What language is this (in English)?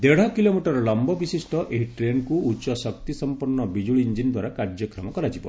Odia